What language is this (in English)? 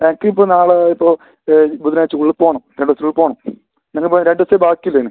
Malayalam